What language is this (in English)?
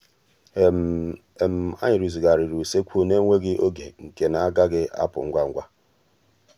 Igbo